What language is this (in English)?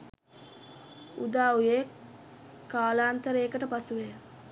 Sinhala